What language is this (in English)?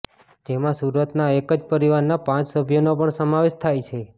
Gujarati